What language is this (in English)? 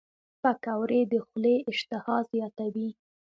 Pashto